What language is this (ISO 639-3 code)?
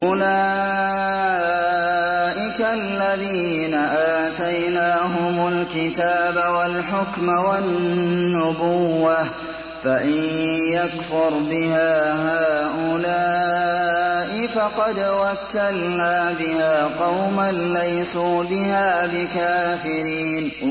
ara